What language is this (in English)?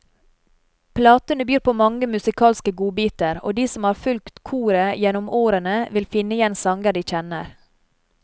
Norwegian